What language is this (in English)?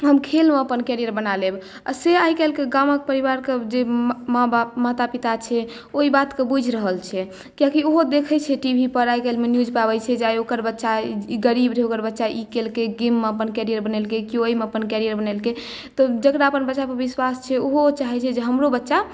Maithili